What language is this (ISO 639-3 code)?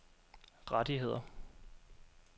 dan